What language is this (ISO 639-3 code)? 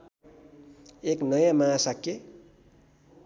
nep